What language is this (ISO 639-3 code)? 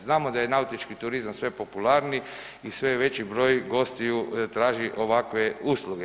hrv